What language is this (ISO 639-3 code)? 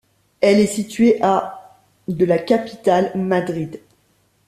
fra